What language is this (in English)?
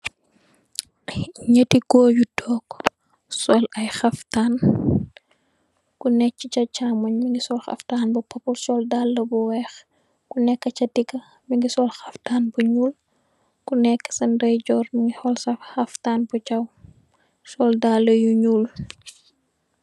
Wolof